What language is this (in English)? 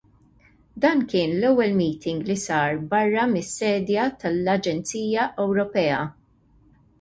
Maltese